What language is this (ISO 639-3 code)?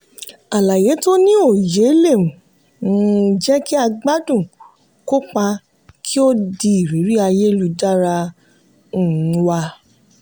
yor